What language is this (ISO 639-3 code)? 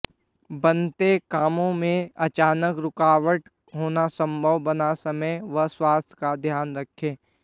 hin